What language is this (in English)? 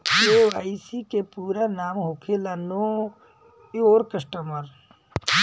Bhojpuri